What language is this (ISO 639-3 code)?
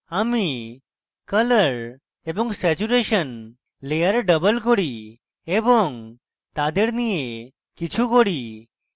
ben